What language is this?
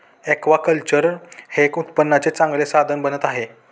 Marathi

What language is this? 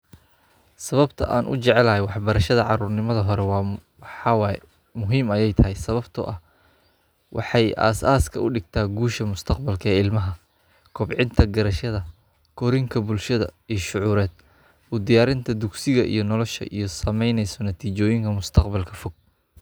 Somali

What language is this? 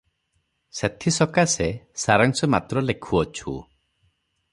Odia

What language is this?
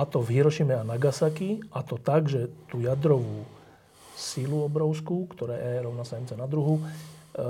Slovak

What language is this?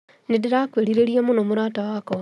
Kikuyu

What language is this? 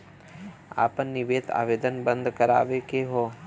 Bhojpuri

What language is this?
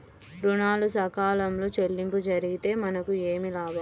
Telugu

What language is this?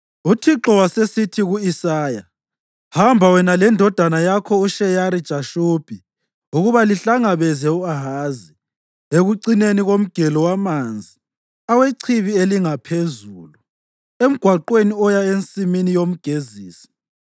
North Ndebele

